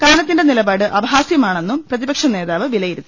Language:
Malayalam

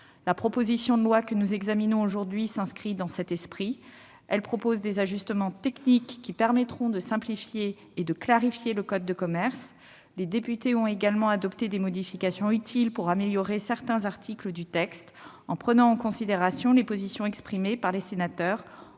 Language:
French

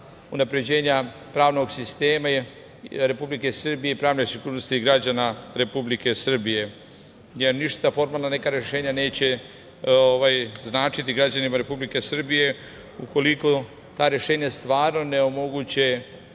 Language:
Serbian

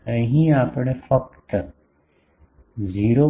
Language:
Gujarati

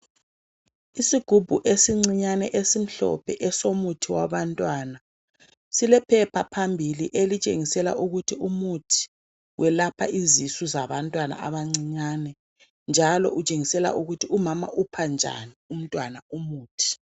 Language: North Ndebele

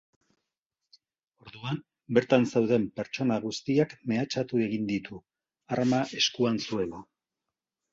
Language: Basque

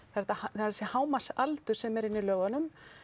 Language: Icelandic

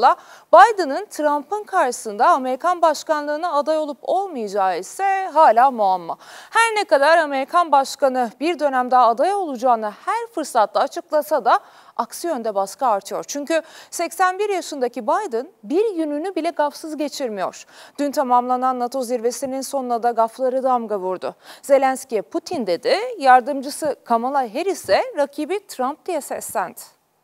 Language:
Turkish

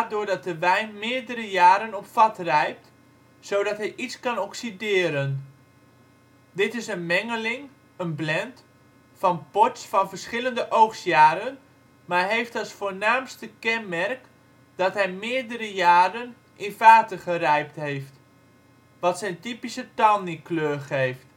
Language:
Dutch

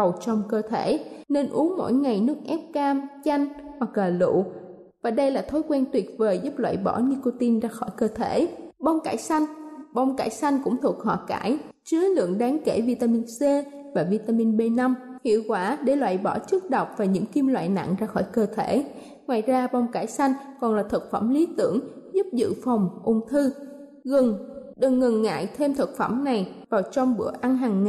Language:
Vietnamese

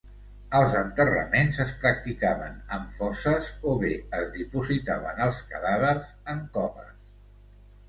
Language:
Catalan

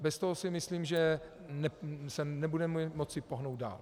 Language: Czech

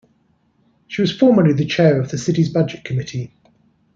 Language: English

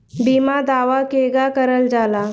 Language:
Bhojpuri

